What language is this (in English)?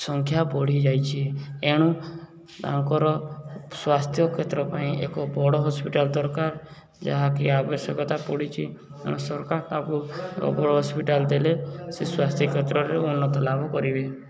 Odia